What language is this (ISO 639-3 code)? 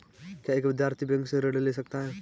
hin